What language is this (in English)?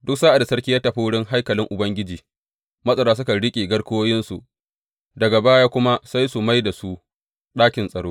Hausa